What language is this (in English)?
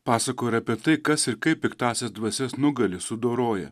Lithuanian